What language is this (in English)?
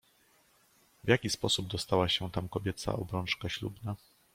Polish